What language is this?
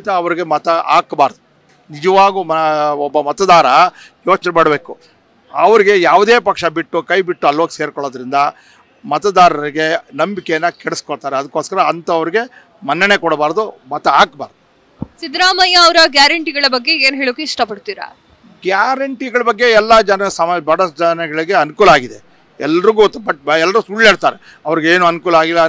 Kannada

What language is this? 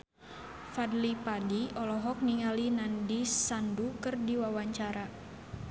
Sundanese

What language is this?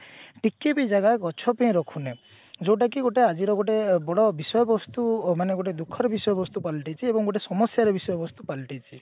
Odia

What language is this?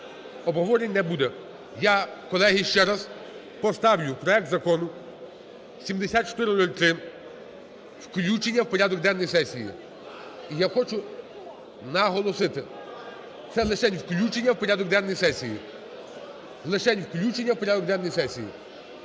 Ukrainian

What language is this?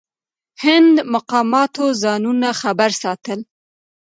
Pashto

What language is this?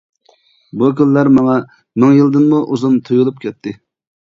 Uyghur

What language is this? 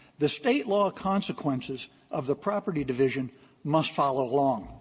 English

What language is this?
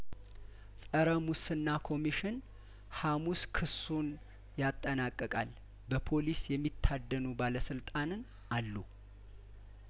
Amharic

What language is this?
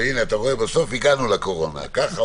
Hebrew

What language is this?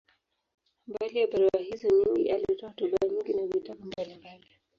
Swahili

